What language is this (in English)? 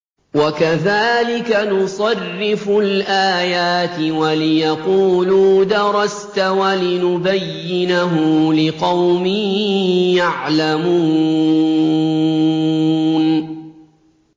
Arabic